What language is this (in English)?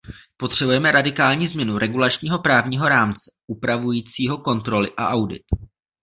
Czech